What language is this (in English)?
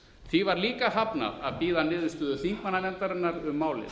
Icelandic